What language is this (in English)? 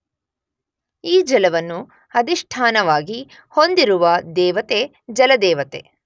Kannada